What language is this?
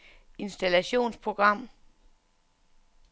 Danish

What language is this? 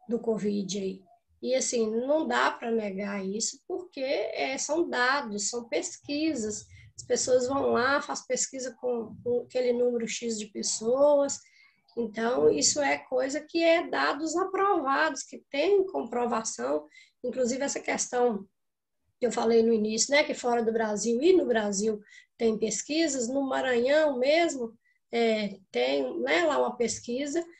Portuguese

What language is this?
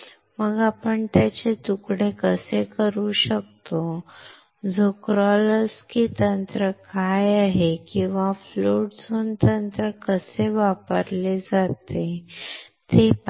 Marathi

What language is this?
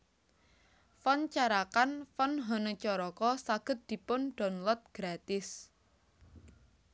Javanese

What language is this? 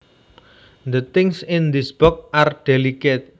Javanese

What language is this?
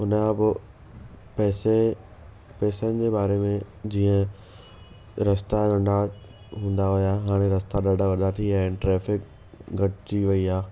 Sindhi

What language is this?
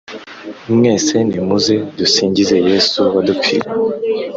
Kinyarwanda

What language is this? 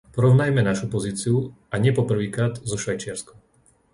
Slovak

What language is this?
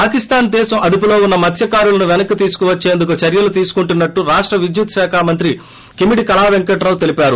Telugu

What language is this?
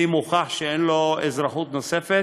Hebrew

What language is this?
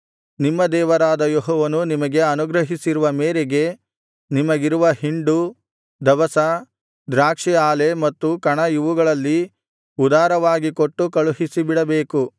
Kannada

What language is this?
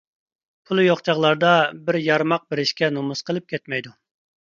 Uyghur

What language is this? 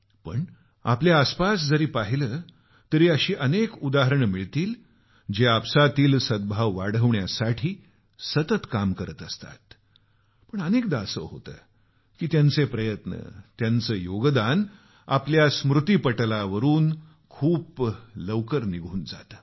Marathi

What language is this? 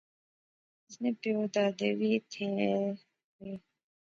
Pahari-Potwari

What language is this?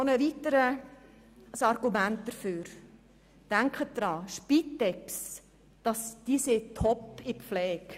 Swiss German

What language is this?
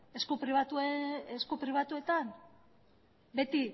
Basque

